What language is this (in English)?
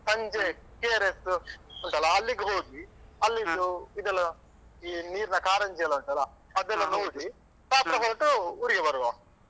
Kannada